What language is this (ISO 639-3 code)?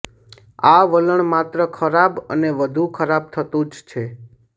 guj